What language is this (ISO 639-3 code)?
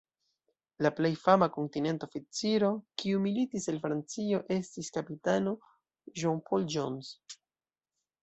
epo